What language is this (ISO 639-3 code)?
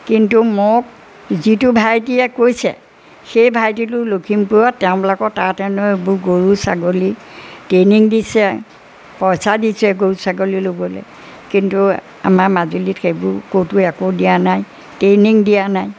asm